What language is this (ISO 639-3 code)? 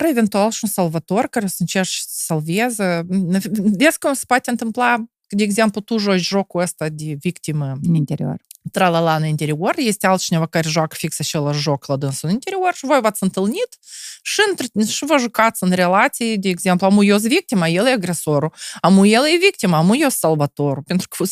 ron